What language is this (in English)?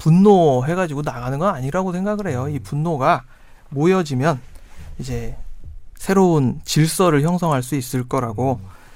Korean